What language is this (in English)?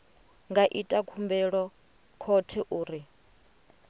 Venda